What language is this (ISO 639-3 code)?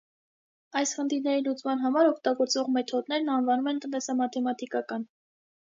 hye